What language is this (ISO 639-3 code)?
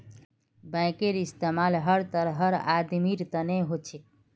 mag